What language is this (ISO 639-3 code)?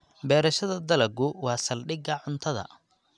som